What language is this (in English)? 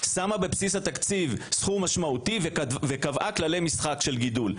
Hebrew